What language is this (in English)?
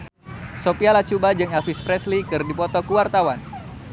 Sundanese